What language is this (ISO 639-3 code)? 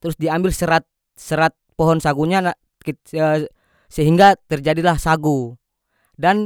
max